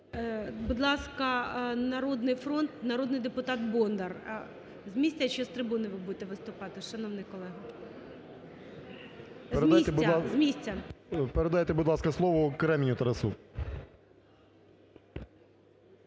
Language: Ukrainian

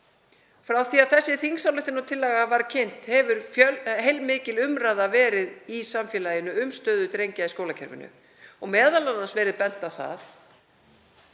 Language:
Icelandic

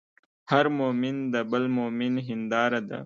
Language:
Pashto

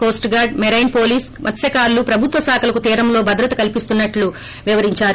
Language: Telugu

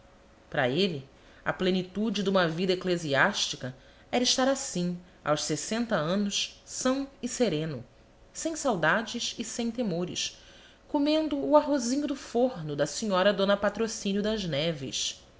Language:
Portuguese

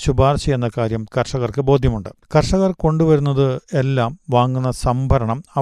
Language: Malayalam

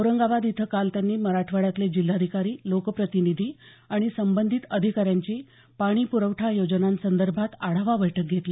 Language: Marathi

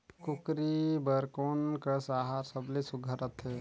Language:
Chhattisgarhi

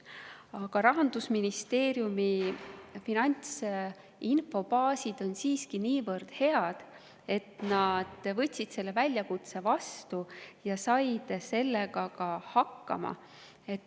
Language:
Estonian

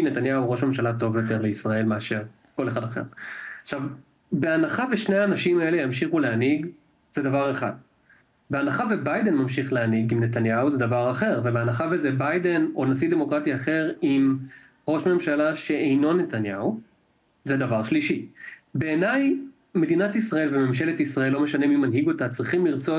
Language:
Hebrew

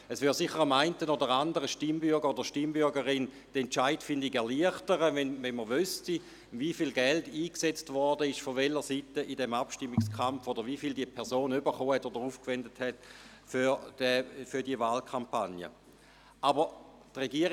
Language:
Swiss German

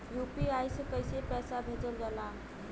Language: Bhojpuri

